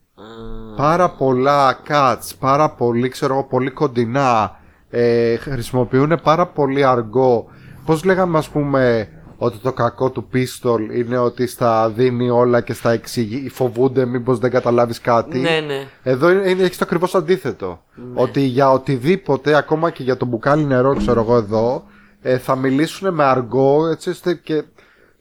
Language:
Greek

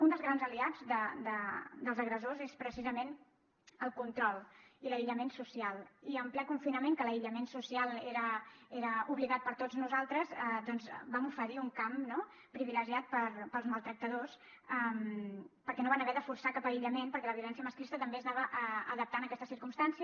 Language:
Catalan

